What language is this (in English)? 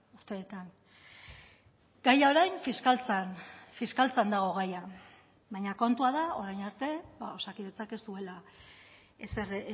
Basque